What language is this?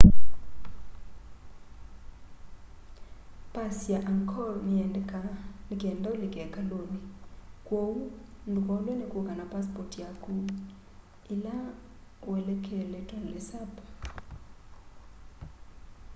Kamba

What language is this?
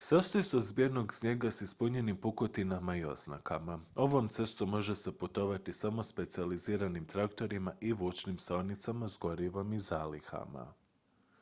Croatian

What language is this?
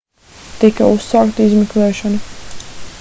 Latvian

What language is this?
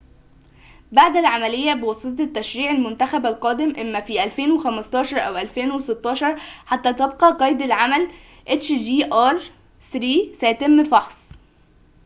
Arabic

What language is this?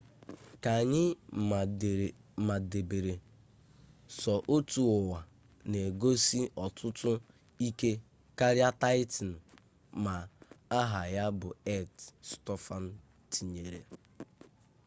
Igbo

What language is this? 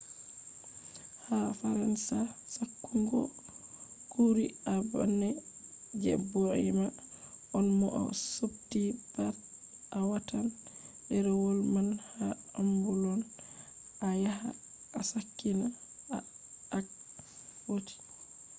Fula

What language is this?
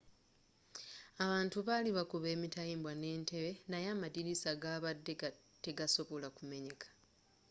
Ganda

